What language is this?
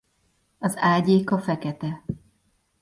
Hungarian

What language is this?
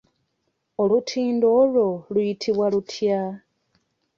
Ganda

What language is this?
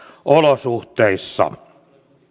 Finnish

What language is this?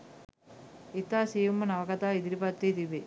Sinhala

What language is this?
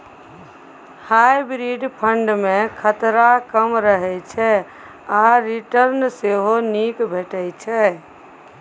Maithili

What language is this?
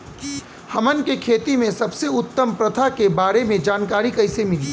Bhojpuri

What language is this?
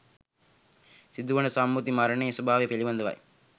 Sinhala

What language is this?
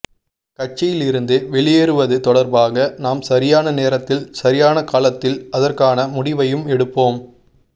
Tamil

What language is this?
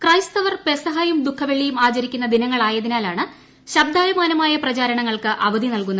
Malayalam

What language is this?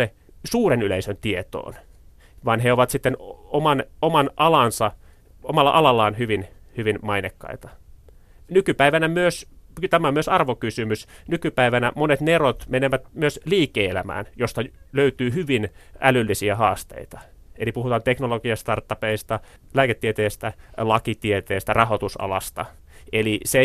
Finnish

